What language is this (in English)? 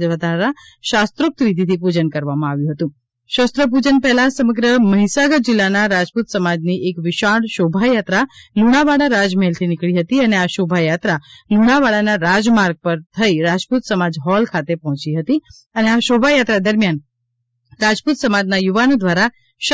Gujarati